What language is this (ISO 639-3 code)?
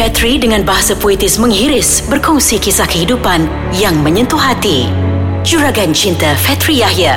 msa